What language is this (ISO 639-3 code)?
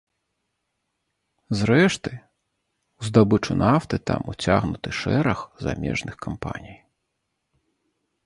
bel